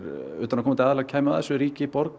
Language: Icelandic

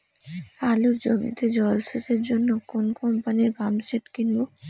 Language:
Bangla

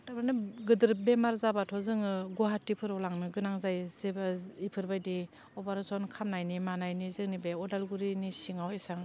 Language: Bodo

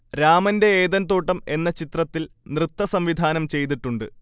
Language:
Malayalam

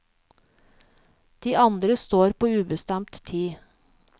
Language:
Norwegian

